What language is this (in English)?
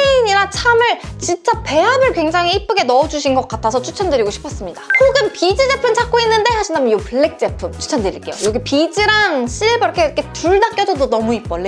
Korean